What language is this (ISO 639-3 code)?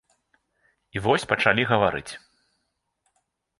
bel